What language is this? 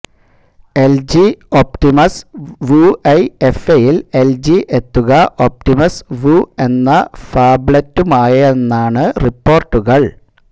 Malayalam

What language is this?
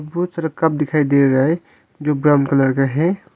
Hindi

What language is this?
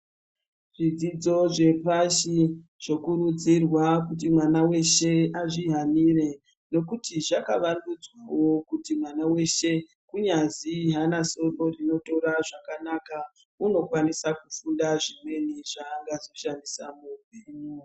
Ndau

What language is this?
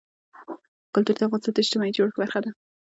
Pashto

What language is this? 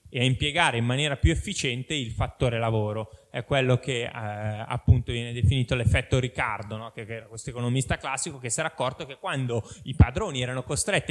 Italian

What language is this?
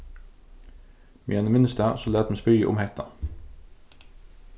Faroese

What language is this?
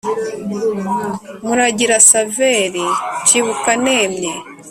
Kinyarwanda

